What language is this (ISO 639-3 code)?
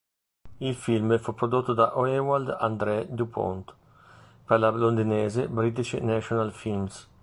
ita